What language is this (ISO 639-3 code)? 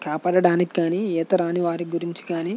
tel